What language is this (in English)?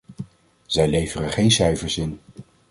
Dutch